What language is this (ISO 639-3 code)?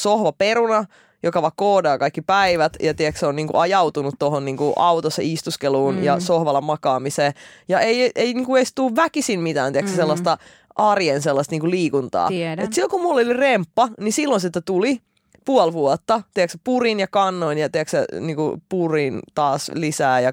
fin